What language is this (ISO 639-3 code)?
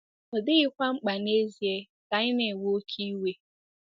ibo